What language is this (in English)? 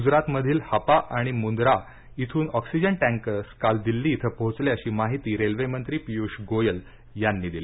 Marathi